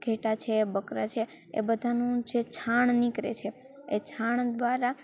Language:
Gujarati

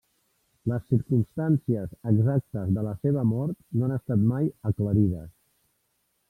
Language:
Catalan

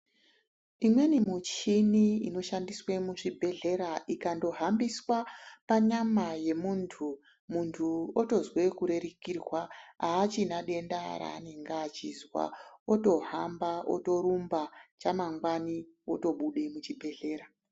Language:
Ndau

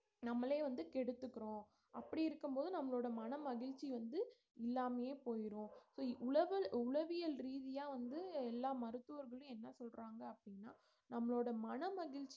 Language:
Tamil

